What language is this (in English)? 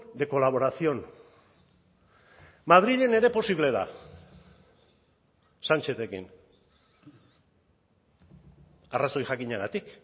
Basque